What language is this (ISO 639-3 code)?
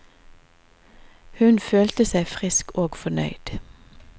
nor